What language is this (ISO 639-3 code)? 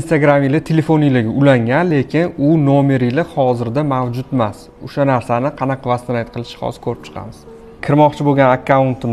tur